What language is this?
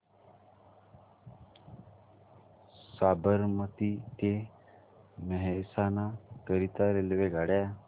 Marathi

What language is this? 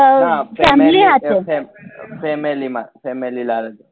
Gujarati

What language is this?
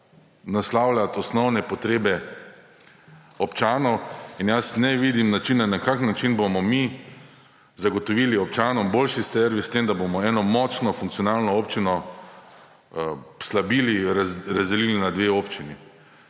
Slovenian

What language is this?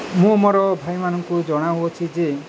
Odia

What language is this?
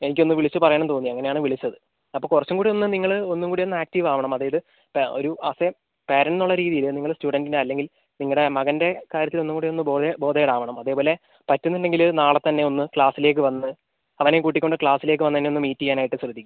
Malayalam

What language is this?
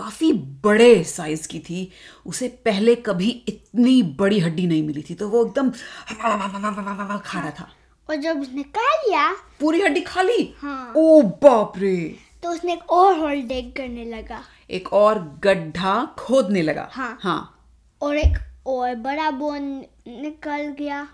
Hindi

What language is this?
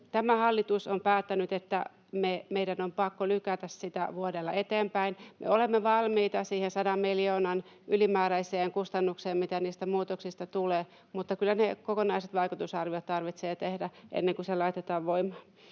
Finnish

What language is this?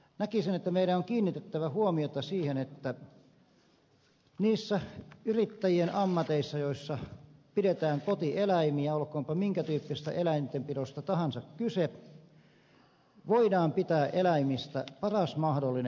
Finnish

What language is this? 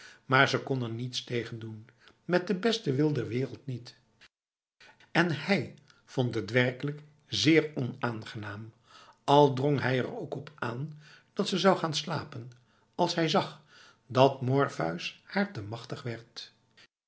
Dutch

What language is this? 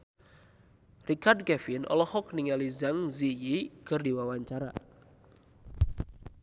Sundanese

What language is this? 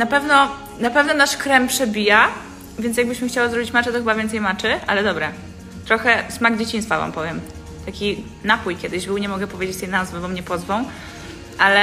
Polish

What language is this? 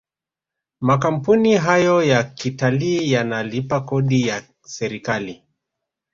Swahili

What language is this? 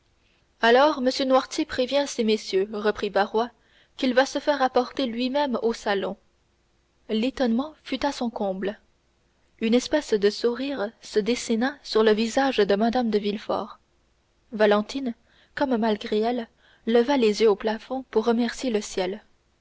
French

